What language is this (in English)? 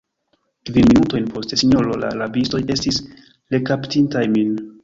Esperanto